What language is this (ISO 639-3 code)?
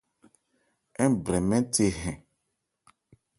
ebr